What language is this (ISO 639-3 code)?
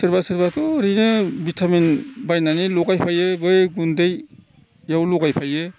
brx